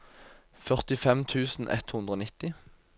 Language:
Norwegian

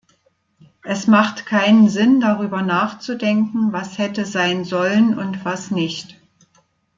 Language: German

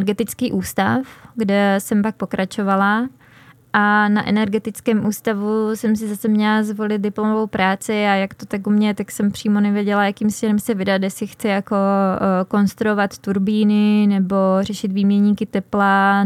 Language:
Czech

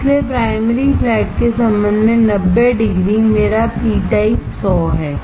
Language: Hindi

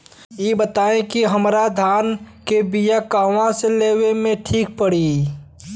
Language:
Bhojpuri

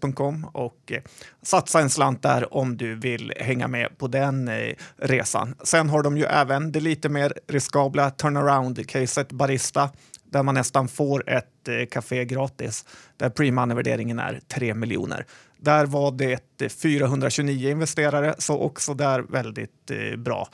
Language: Swedish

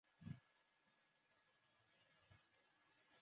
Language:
Chinese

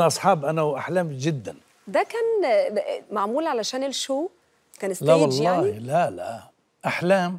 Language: Arabic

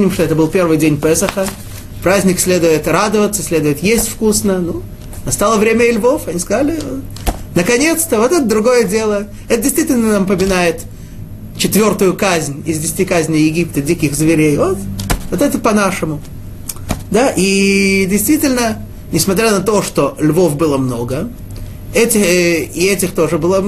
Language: Russian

